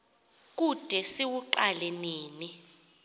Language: Xhosa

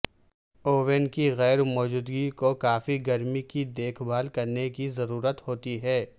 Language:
Urdu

